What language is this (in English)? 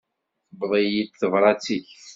Kabyle